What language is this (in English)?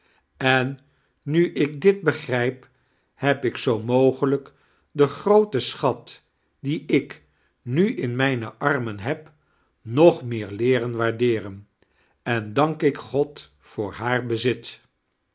Dutch